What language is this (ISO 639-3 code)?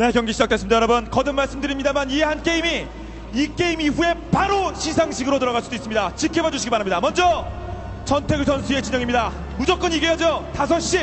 kor